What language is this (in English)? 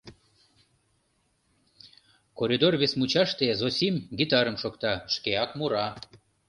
Mari